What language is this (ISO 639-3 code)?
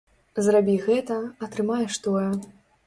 bel